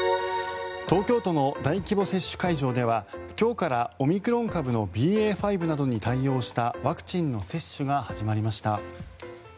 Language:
Japanese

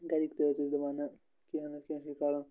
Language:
Kashmiri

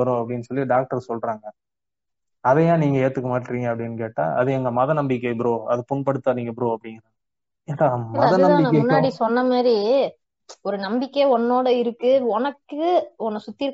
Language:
Tamil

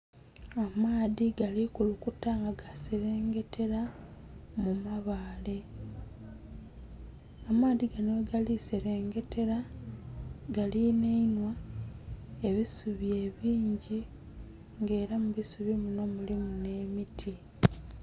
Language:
Soga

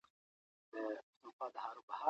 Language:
Pashto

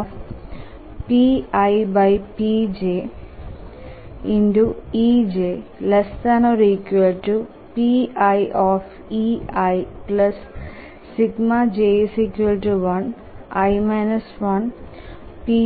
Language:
Malayalam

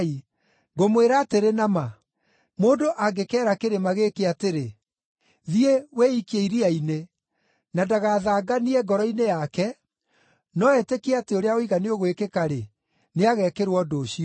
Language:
Kikuyu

